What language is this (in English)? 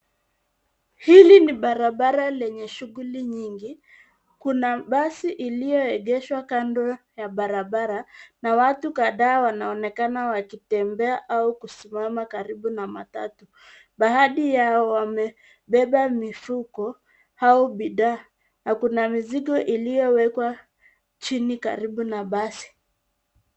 Swahili